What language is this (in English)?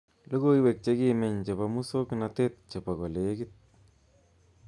Kalenjin